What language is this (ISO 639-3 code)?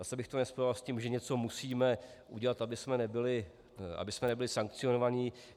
ces